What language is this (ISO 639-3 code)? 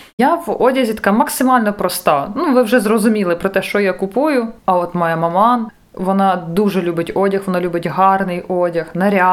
ukr